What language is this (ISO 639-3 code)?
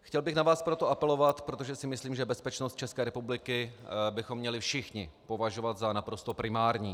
ces